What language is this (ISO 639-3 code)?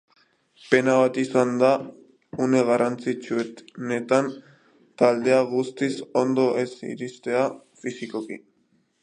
eus